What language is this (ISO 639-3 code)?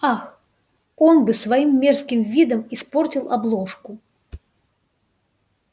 rus